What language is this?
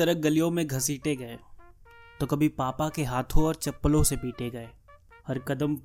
Hindi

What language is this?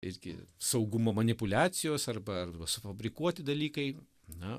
Lithuanian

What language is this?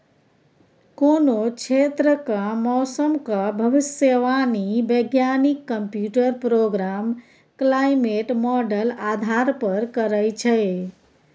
Maithili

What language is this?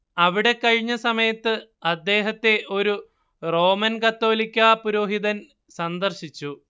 Malayalam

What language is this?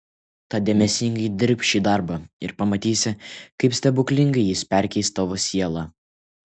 Lithuanian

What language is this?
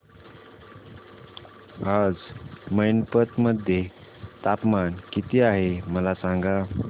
Marathi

